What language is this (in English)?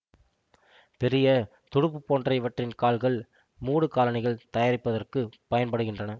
Tamil